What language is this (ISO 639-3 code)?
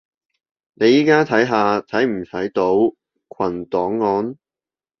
yue